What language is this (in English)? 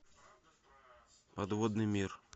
Russian